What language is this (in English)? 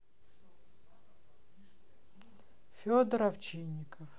Russian